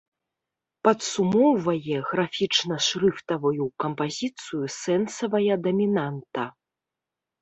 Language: Belarusian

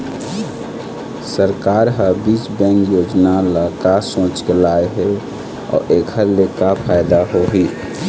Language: Chhattisgarhi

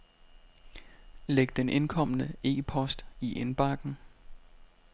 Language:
Danish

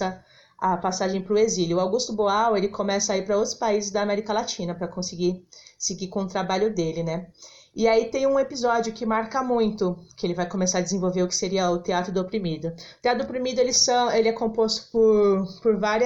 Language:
Portuguese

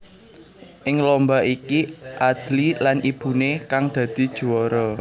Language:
Javanese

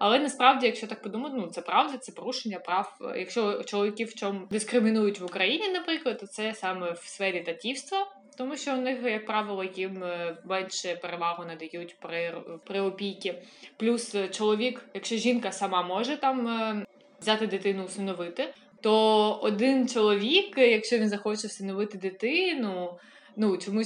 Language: Ukrainian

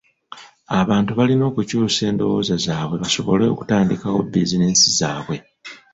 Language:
Ganda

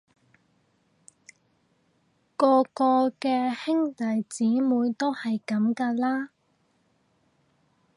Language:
Cantonese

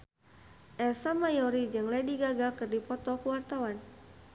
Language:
Sundanese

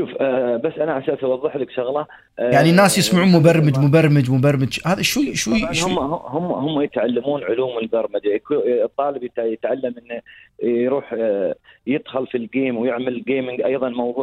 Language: Arabic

